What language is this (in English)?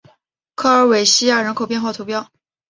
Chinese